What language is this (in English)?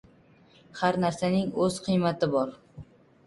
Uzbek